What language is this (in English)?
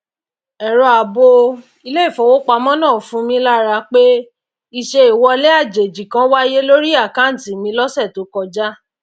Yoruba